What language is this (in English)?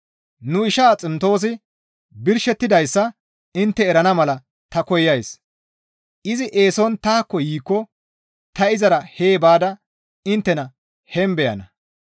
Gamo